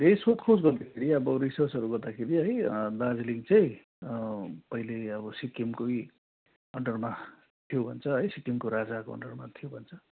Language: Nepali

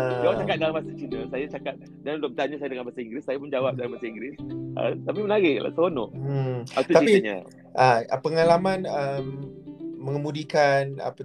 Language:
Malay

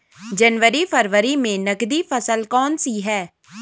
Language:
Hindi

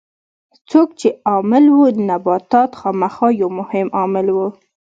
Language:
Pashto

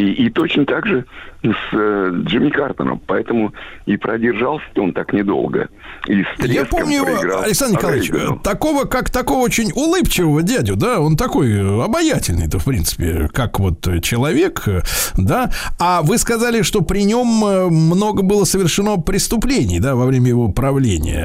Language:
Russian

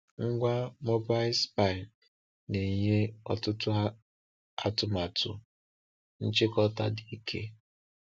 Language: Igbo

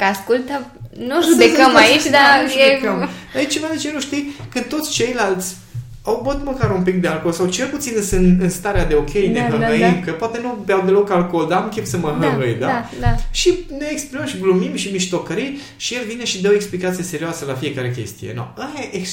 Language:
Romanian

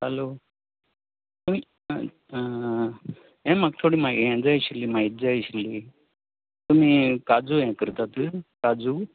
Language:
Konkani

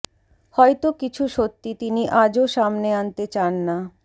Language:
Bangla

